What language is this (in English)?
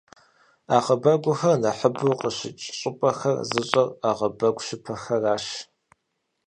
Kabardian